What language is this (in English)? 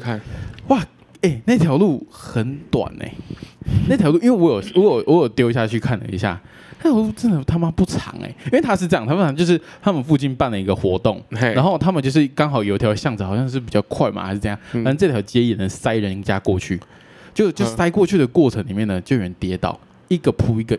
Chinese